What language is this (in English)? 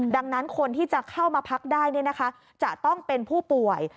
Thai